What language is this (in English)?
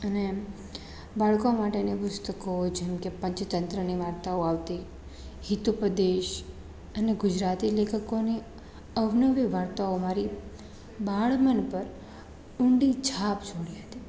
Gujarati